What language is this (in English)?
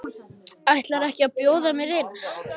Icelandic